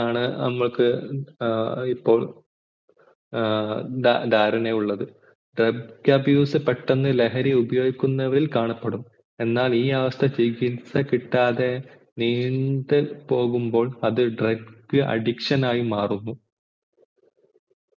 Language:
Malayalam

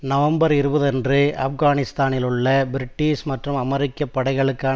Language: Tamil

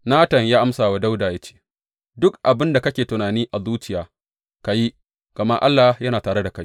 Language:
Hausa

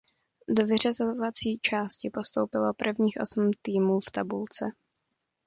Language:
Czech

